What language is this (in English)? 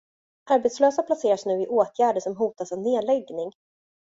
Swedish